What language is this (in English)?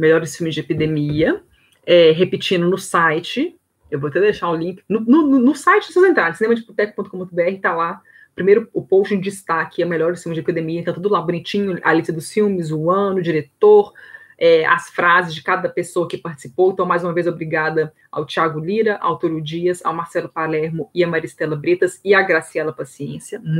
Portuguese